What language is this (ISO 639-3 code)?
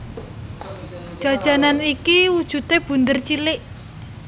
jav